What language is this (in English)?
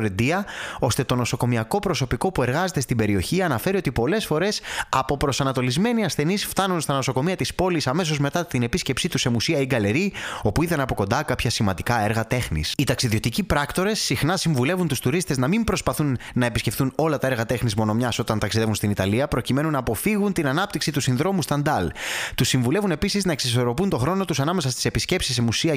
Greek